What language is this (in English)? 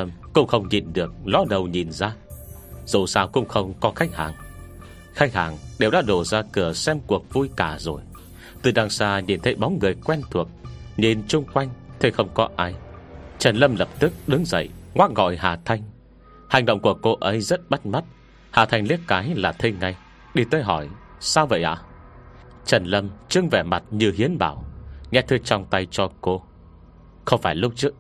Vietnamese